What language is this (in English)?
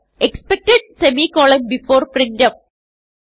Malayalam